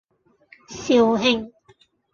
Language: Cantonese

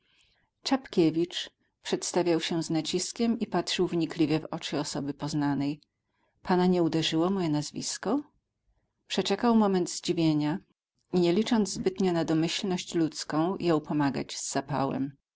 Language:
Polish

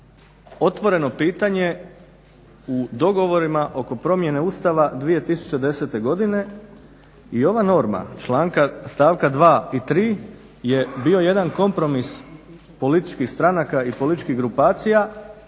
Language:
Croatian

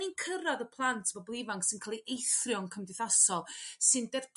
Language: Welsh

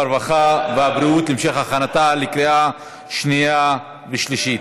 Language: Hebrew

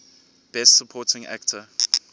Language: English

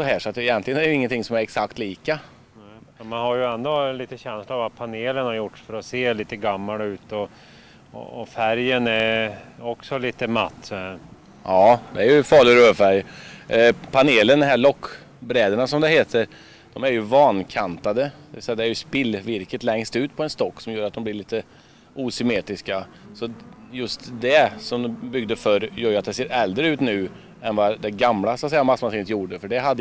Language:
Swedish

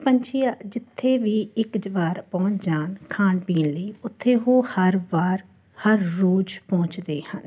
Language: Punjabi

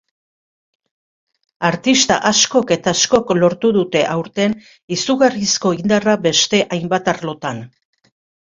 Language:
Basque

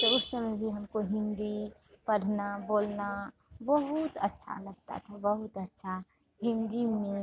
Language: Hindi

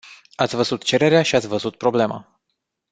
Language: Romanian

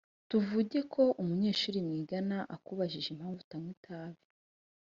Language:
Kinyarwanda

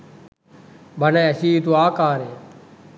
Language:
Sinhala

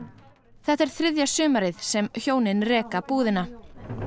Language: Icelandic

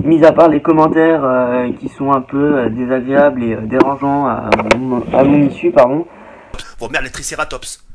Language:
French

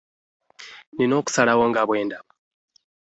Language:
Ganda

